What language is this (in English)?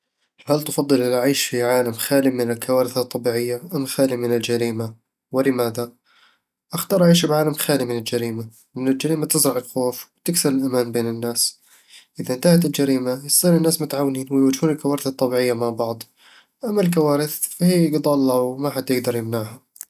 Eastern Egyptian Bedawi Arabic